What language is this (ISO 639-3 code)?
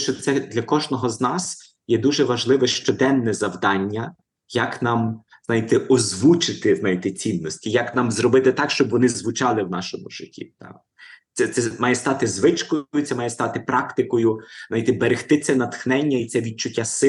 ukr